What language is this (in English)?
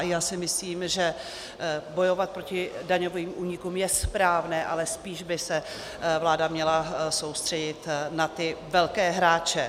Czech